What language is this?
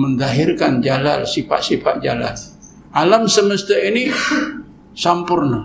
Malay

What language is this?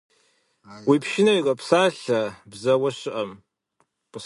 Kabardian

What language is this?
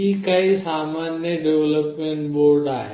Marathi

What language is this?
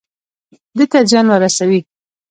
Pashto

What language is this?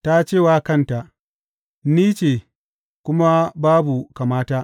Hausa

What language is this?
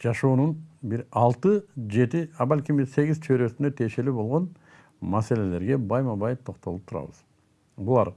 Turkish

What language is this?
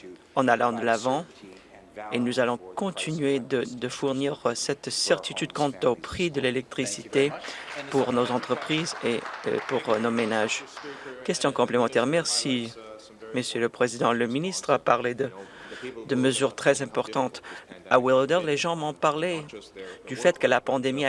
French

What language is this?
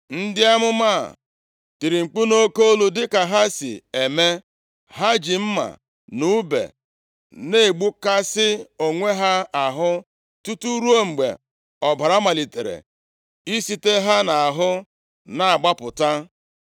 Igbo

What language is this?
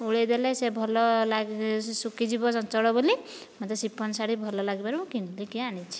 Odia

